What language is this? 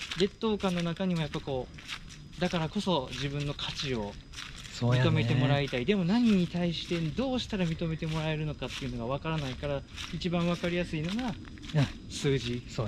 Japanese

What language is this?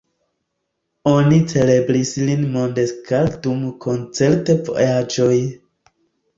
Esperanto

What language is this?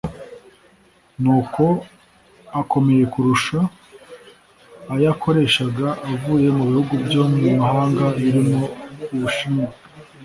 Kinyarwanda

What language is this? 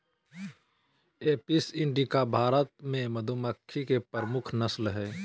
Magahi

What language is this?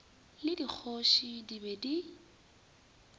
Northern Sotho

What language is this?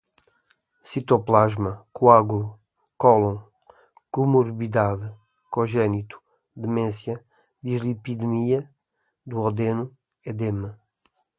Portuguese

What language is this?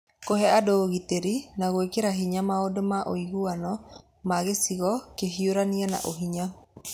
Kikuyu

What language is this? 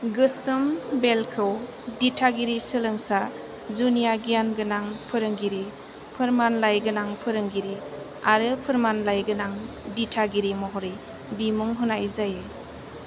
Bodo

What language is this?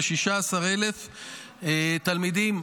Hebrew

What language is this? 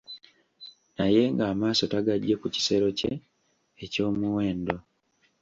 Ganda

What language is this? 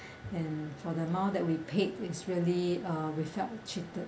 English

